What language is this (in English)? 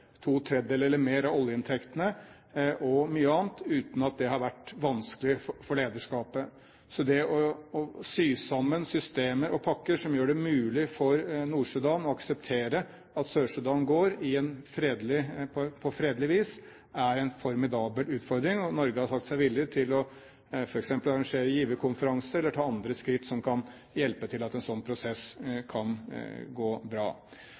Norwegian Bokmål